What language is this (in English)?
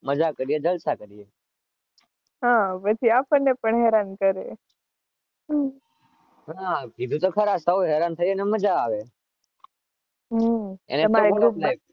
Gujarati